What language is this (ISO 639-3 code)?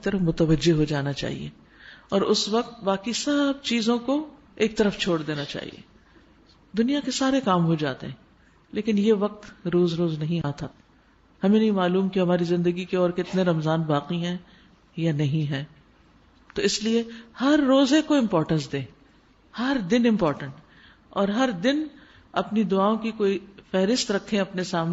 ara